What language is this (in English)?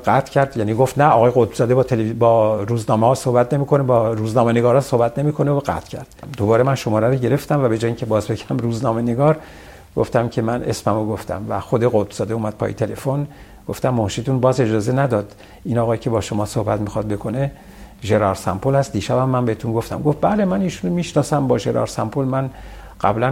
Persian